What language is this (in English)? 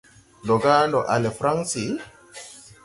Tupuri